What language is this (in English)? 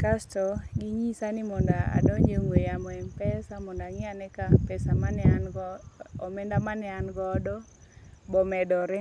Luo (Kenya and Tanzania)